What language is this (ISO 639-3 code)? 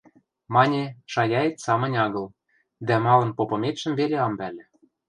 mrj